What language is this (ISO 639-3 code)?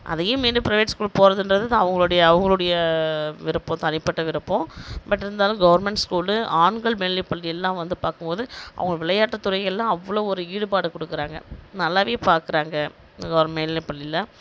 tam